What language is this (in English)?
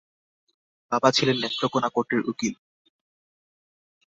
Bangla